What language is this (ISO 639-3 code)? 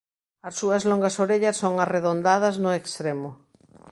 glg